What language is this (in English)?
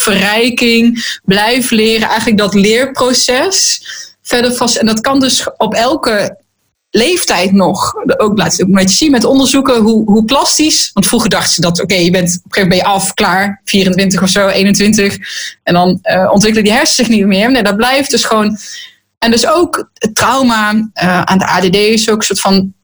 Dutch